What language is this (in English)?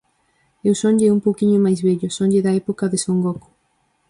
Galician